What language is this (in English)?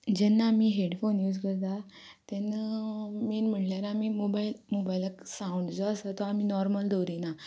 Konkani